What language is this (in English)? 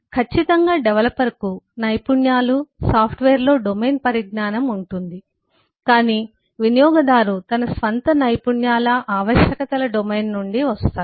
Telugu